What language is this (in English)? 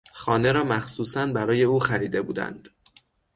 Persian